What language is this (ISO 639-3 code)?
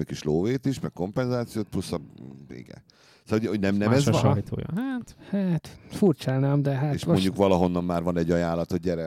hun